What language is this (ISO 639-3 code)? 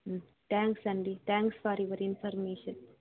tel